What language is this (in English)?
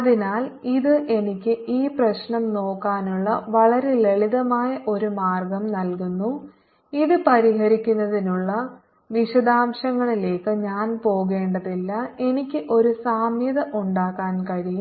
Malayalam